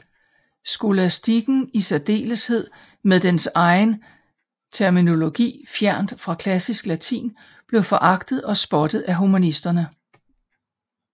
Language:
Danish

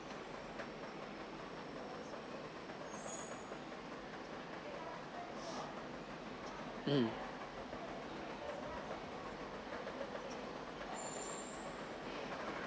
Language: English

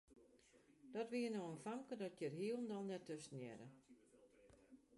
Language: Western Frisian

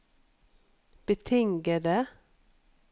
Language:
Norwegian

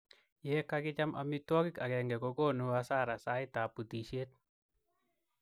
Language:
Kalenjin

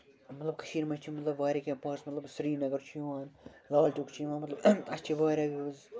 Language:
Kashmiri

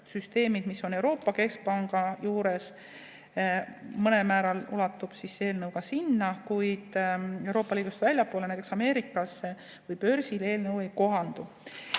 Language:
Estonian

